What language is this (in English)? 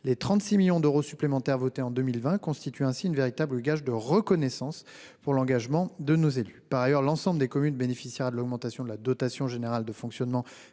French